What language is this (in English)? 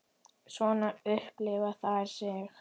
Icelandic